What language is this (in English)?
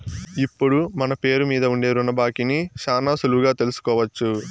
Telugu